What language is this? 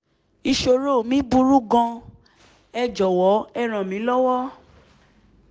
Yoruba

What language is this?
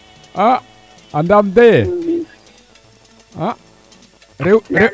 Serer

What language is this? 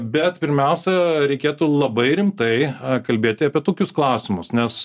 Lithuanian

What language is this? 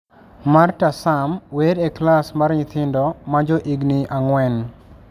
Luo (Kenya and Tanzania)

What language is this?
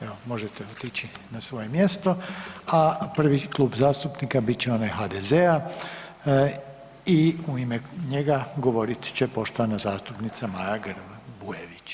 Croatian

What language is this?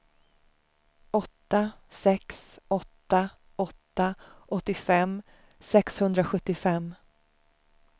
Swedish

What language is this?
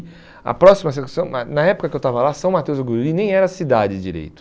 Portuguese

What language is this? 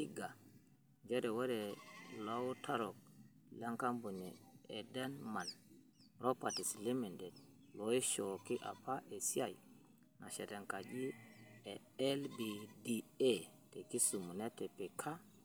Masai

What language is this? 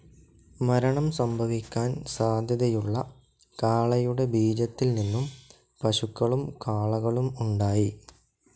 Malayalam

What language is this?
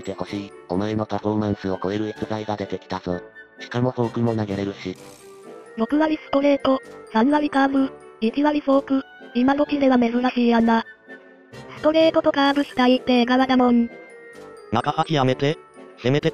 Japanese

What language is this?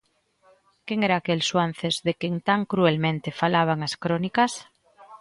Galician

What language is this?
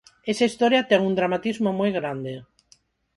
Galician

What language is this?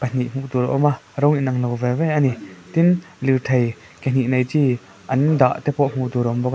Mizo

